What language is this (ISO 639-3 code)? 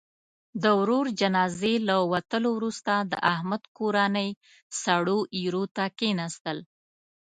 pus